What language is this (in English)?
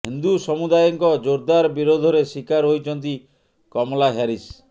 Odia